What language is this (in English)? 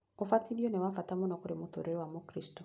Kikuyu